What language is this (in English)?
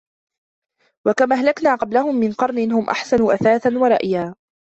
Arabic